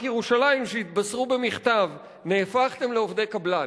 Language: Hebrew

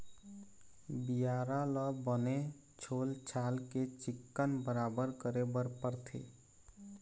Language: Chhattisgarhi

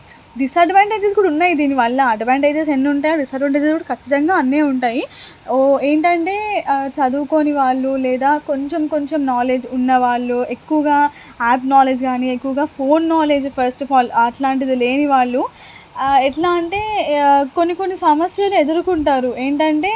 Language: Telugu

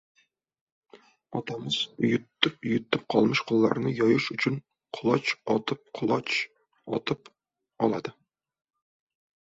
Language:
Uzbek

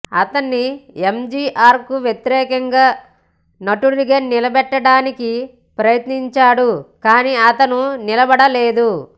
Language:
Telugu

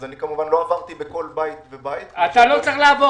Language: Hebrew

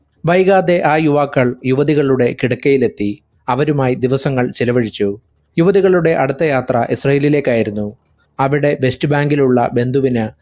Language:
Malayalam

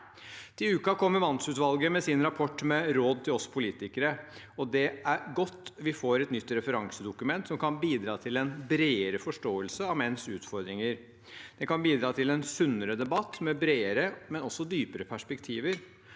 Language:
Norwegian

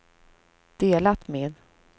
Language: Swedish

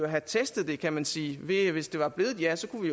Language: Danish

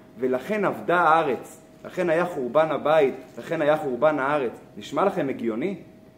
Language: Hebrew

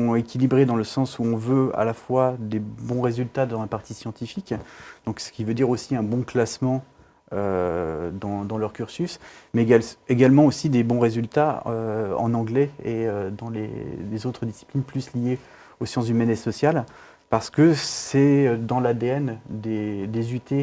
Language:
French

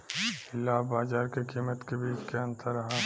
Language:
Bhojpuri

